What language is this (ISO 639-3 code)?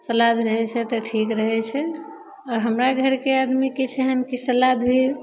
mai